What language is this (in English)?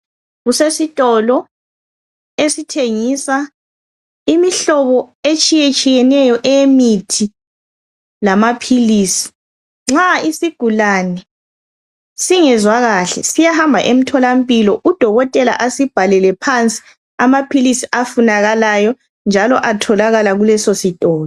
North Ndebele